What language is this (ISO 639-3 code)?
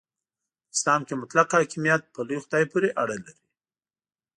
pus